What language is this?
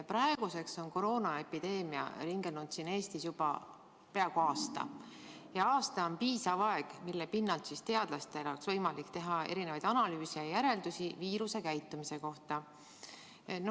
Estonian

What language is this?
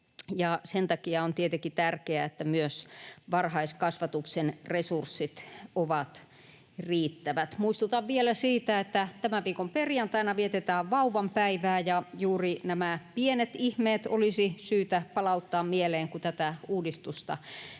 Finnish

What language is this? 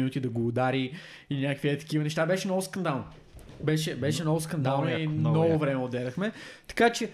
Bulgarian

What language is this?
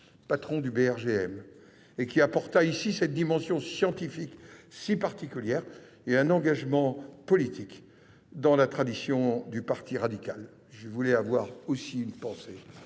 French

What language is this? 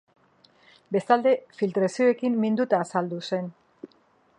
Basque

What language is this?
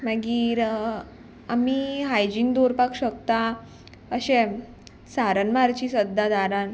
Konkani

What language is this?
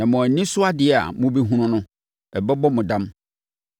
Akan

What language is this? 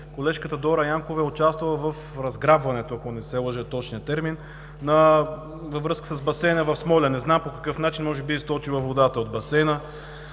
Bulgarian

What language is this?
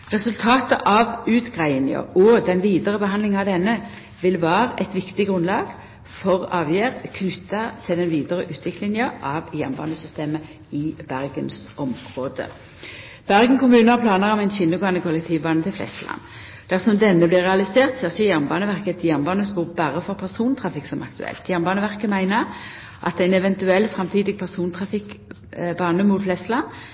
Norwegian Nynorsk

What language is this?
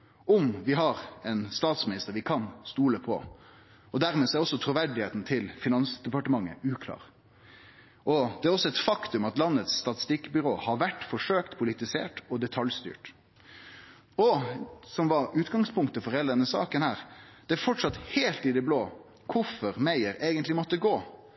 Norwegian Nynorsk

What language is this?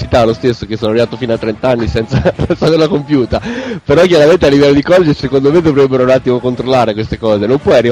Italian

